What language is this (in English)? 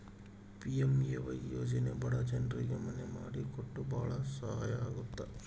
Kannada